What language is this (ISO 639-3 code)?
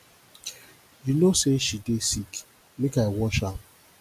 pcm